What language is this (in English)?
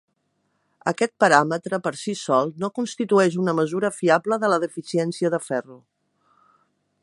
Catalan